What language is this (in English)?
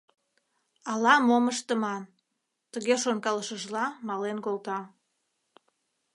Mari